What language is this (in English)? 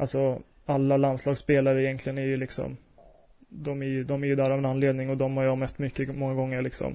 Swedish